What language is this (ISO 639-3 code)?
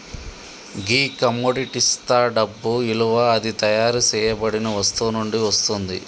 tel